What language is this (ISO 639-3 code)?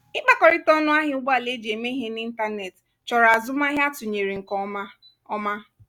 ibo